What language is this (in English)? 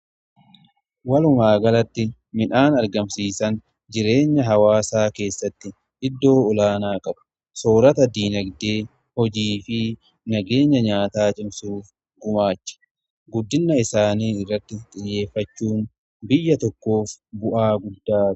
Oromo